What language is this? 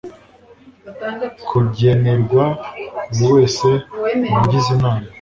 Kinyarwanda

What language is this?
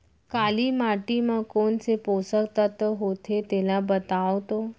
Chhattisgarhi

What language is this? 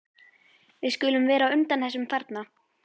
Icelandic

